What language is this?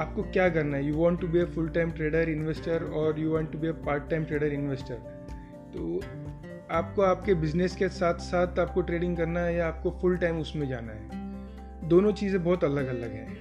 Hindi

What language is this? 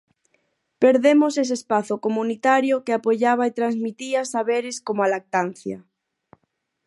Galician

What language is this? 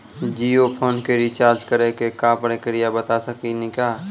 Maithili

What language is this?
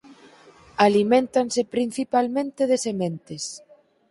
Galician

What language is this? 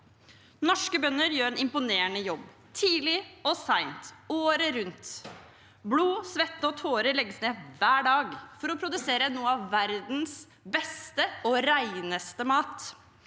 Norwegian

